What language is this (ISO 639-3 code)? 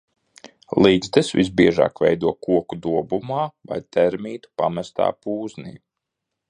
lav